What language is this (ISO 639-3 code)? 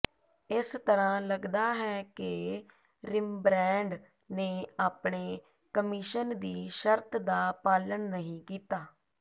pan